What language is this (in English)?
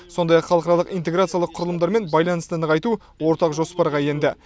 Kazakh